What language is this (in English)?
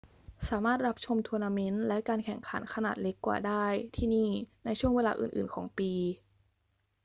Thai